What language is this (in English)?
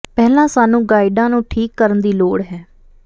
Punjabi